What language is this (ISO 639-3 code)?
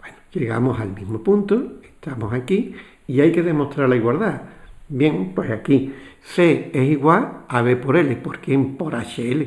spa